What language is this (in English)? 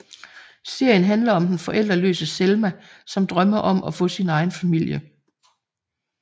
Danish